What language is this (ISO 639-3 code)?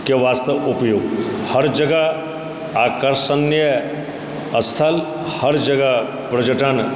mai